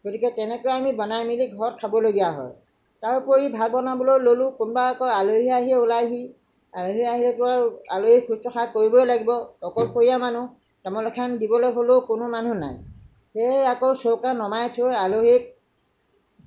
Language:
Assamese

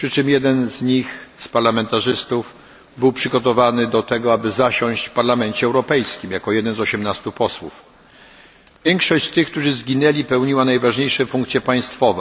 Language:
Polish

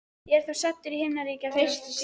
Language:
Icelandic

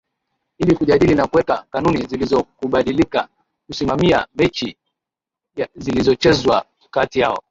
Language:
Swahili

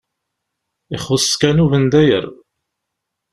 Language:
Kabyle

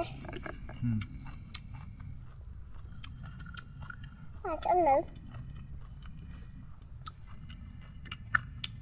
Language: Vietnamese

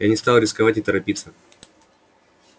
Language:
Russian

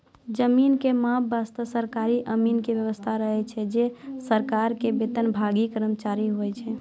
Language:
Maithili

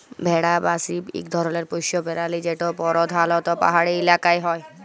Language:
Bangla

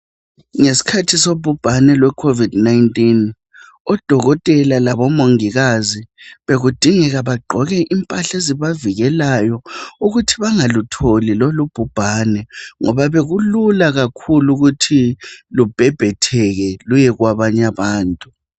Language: North Ndebele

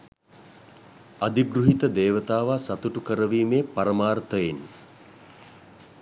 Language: Sinhala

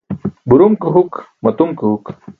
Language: Burushaski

